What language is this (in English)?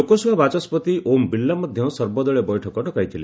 Odia